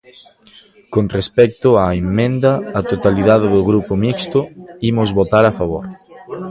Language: Galician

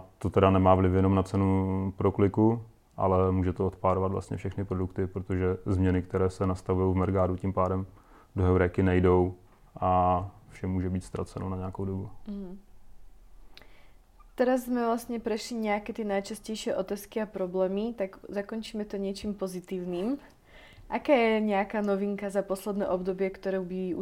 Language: Czech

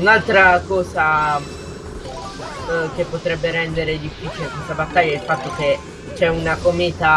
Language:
Italian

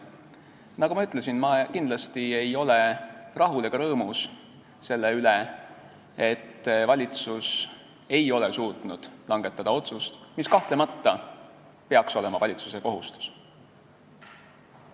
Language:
Estonian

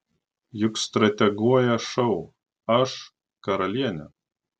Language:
Lithuanian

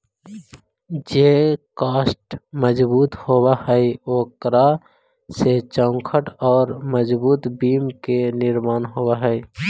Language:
Magahi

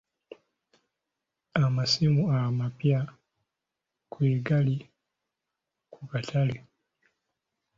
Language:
Ganda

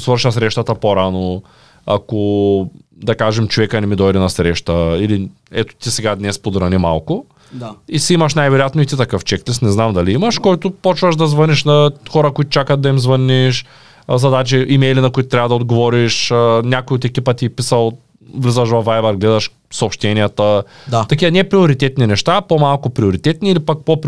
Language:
Bulgarian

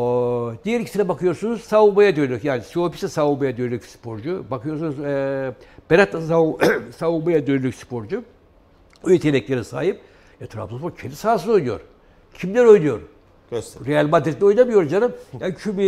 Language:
Turkish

